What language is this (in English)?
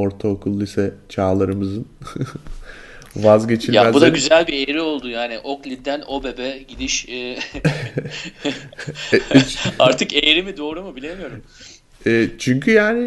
Turkish